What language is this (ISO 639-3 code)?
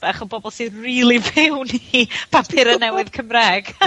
cym